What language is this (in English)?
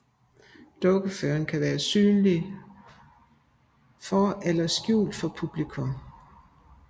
Danish